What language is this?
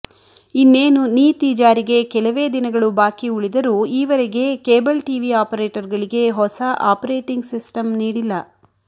Kannada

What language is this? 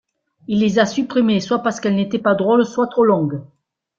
French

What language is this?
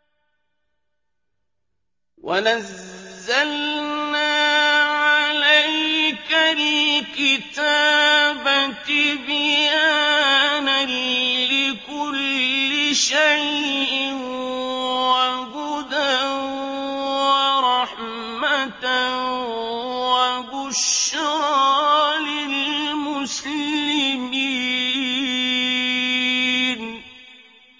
Arabic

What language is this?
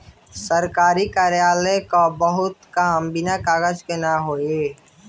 Bhojpuri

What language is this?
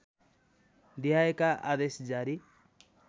Nepali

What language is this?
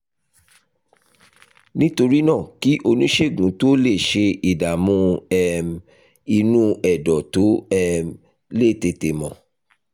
Yoruba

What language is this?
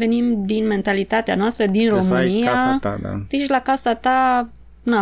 Romanian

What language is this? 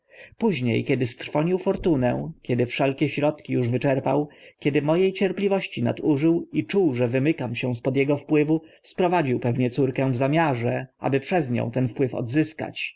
Polish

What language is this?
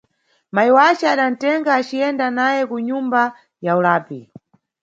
Nyungwe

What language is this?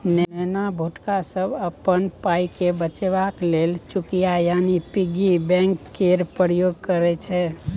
Maithili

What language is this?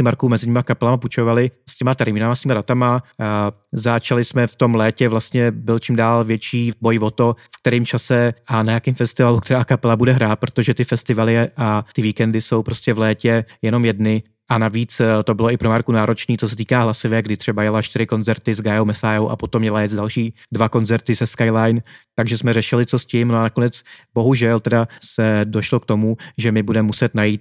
Czech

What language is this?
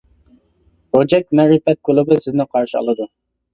Uyghur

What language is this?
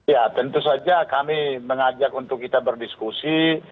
Indonesian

